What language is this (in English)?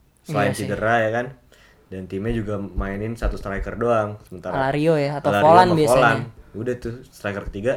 Indonesian